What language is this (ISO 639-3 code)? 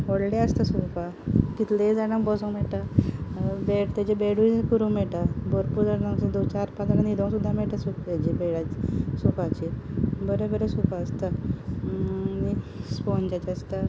kok